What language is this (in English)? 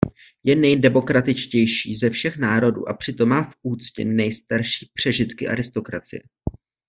Czech